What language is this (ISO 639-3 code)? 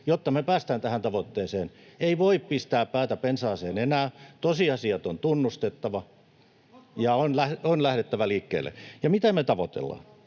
fin